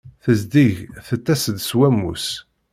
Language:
Kabyle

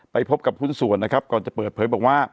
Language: Thai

